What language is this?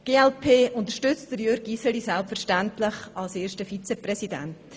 Swiss German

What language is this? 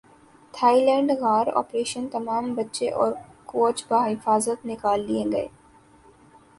Urdu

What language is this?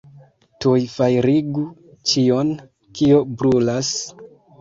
Esperanto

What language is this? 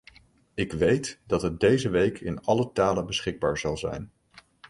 Dutch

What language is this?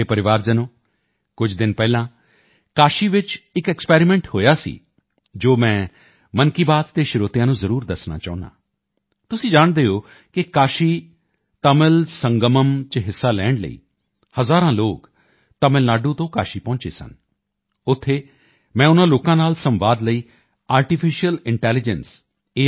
Punjabi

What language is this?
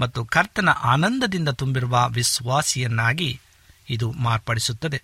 Kannada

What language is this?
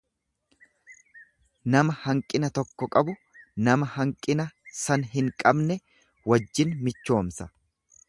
Oromo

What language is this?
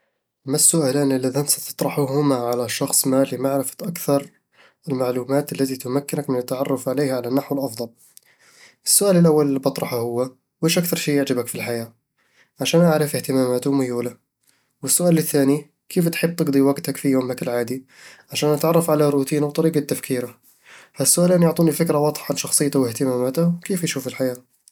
Eastern Egyptian Bedawi Arabic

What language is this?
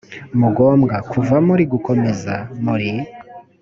Kinyarwanda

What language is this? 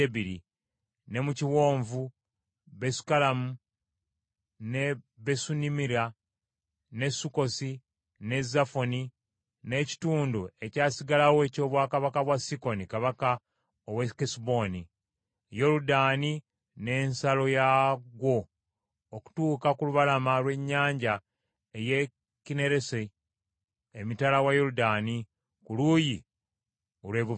Ganda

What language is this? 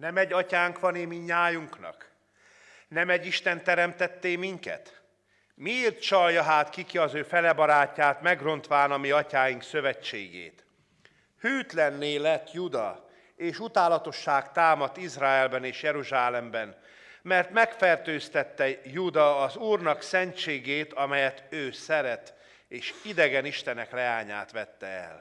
Hungarian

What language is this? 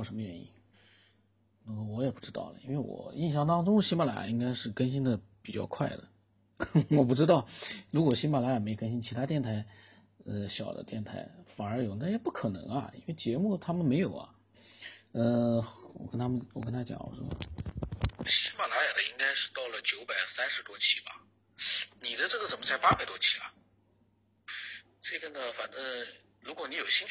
Chinese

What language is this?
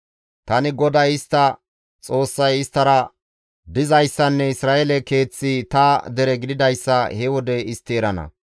Gamo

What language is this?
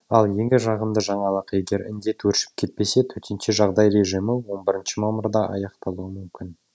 Kazakh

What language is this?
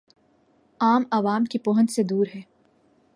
Urdu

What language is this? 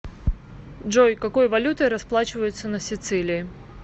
Russian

